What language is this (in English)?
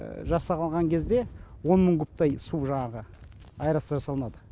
Kazakh